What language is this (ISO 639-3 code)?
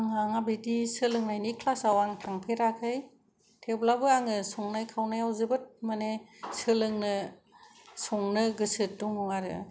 brx